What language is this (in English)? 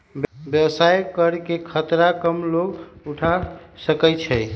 Magahi